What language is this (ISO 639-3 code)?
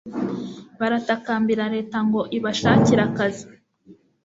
kin